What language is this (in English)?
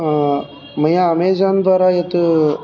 Sanskrit